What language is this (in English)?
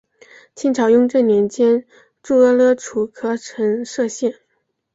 Chinese